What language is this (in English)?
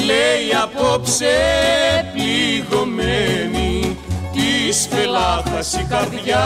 Greek